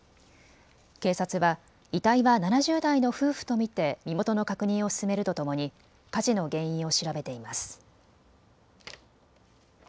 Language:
Japanese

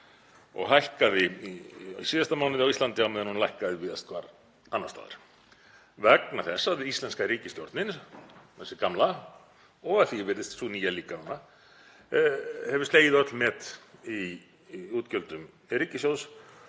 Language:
Icelandic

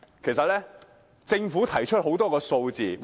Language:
Cantonese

